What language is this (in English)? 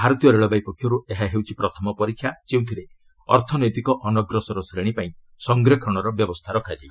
Odia